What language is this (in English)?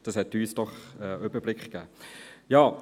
Swiss German